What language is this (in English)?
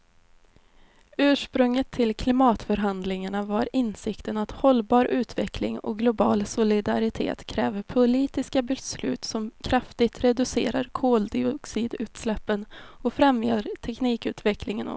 Swedish